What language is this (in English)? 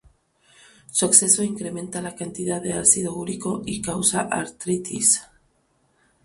Spanish